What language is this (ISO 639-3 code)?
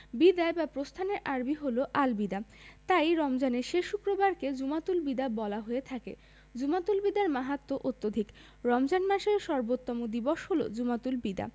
ben